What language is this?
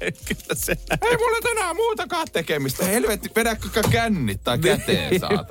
Finnish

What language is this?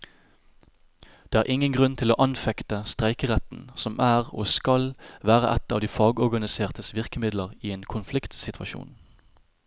Norwegian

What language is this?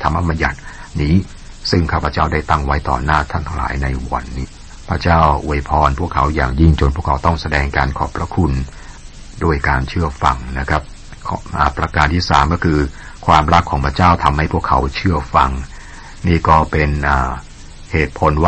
Thai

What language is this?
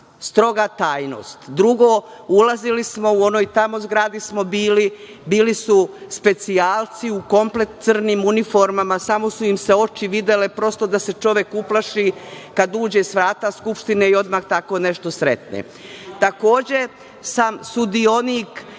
Serbian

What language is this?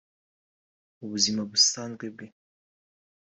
Kinyarwanda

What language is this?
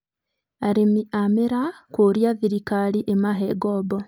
Kikuyu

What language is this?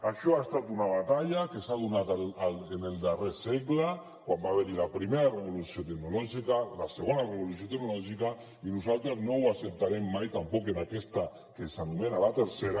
Catalan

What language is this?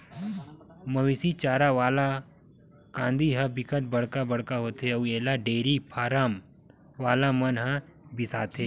Chhattisgarhi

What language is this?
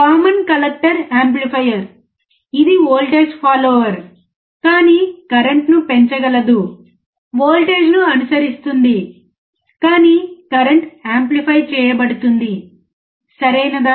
Telugu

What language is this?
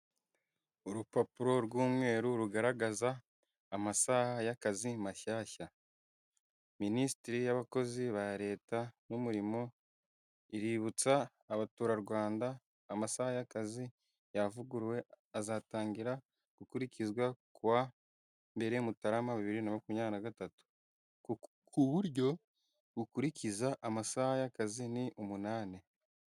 Kinyarwanda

